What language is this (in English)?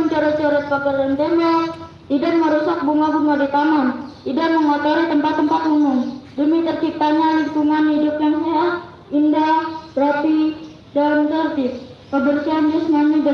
Indonesian